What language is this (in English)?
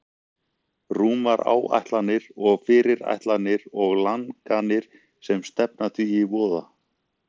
Icelandic